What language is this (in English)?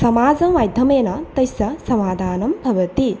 Sanskrit